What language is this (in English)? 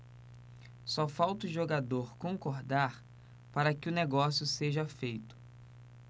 Portuguese